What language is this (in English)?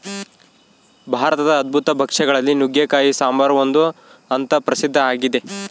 Kannada